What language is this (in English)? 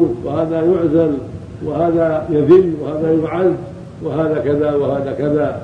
Arabic